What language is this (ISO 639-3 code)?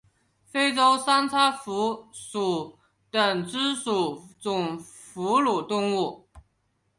zho